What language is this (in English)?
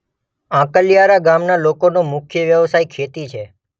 Gujarati